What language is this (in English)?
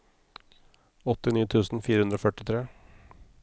Norwegian